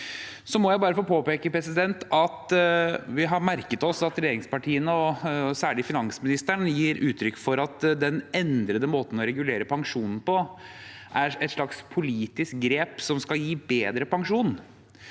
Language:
Norwegian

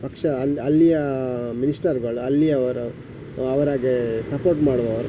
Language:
Kannada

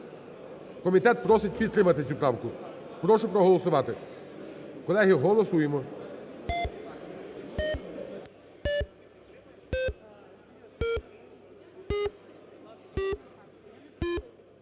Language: Ukrainian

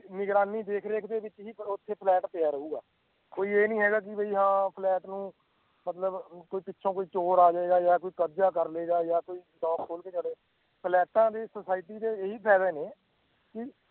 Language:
Punjabi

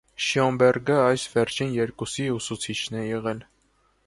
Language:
Armenian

